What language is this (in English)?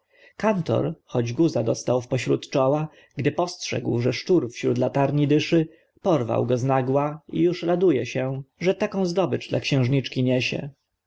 Polish